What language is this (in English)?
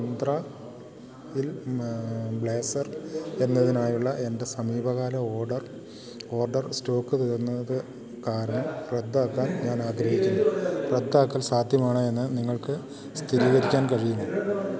Malayalam